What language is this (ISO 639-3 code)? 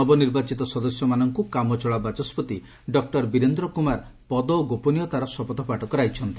ori